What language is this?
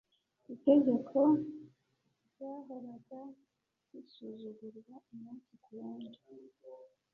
Kinyarwanda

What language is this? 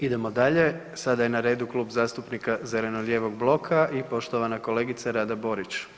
Croatian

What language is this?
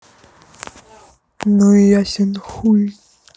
Russian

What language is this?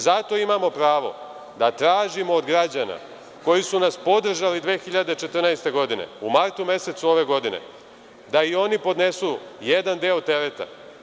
Serbian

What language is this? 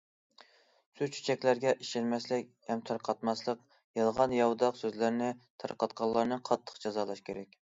Uyghur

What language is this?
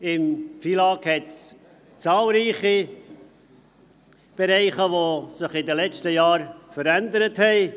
Swiss German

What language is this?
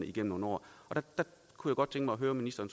Danish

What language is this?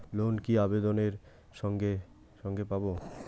Bangla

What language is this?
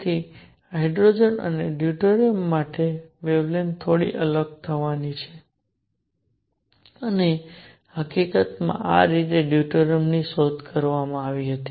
Gujarati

